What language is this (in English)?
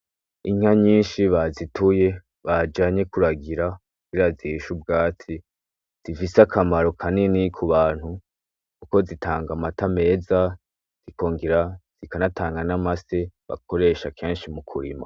Rundi